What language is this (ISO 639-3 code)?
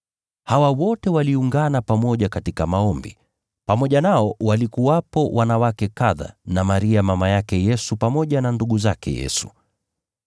swa